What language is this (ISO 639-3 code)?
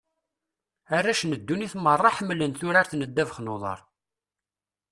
kab